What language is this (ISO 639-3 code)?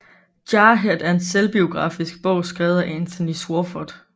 dan